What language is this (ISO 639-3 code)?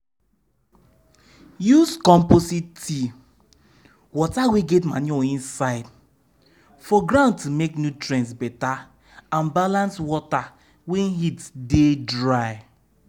pcm